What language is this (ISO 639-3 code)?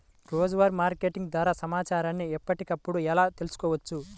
tel